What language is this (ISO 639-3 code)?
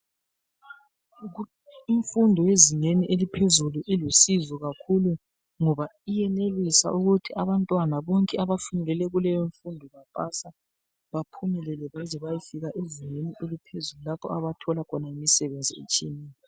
nde